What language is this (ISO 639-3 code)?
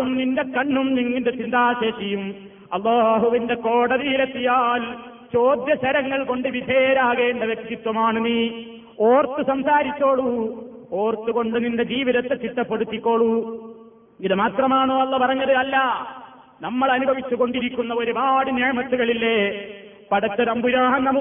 mal